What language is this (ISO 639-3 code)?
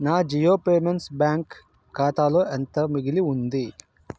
tel